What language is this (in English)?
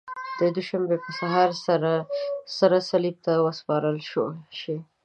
Pashto